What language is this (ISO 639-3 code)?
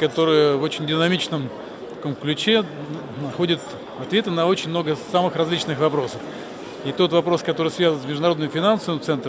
rus